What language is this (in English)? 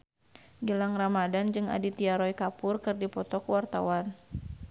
Sundanese